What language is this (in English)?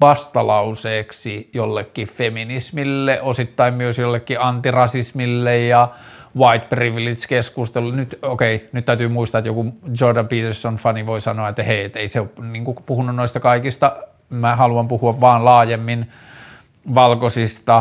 Finnish